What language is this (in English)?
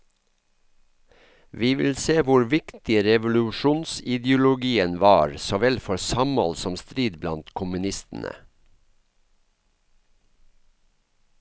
Norwegian